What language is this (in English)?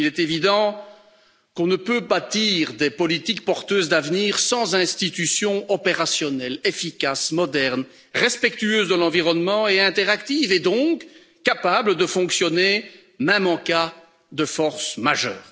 French